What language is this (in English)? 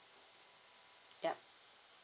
English